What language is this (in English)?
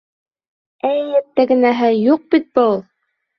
Bashkir